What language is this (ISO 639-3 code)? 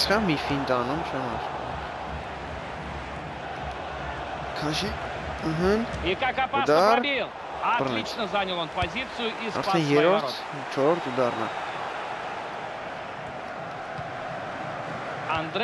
rus